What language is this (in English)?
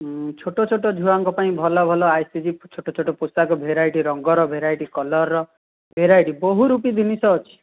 Odia